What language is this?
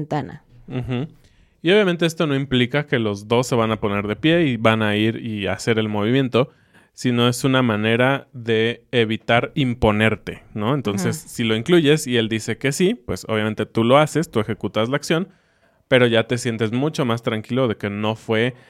Spanish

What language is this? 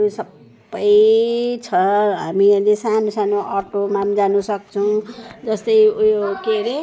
Nepali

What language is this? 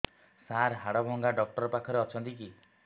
Odia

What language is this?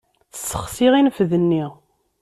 Kabyle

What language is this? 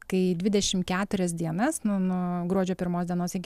Lithuanian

